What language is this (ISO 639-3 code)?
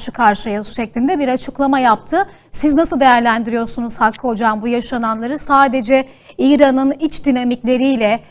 tur